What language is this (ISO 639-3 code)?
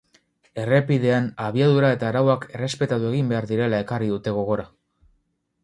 eus